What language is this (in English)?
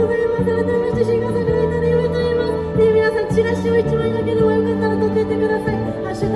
Japanese